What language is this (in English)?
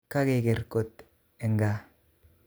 Kalenjin